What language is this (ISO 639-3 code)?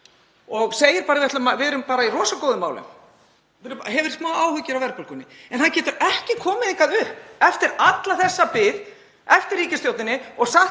isl